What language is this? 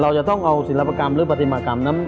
Thai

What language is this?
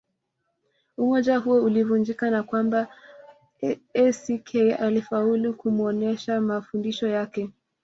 Swahili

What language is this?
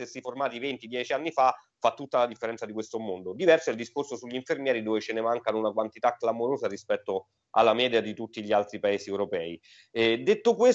Italian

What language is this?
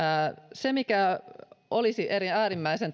Finnish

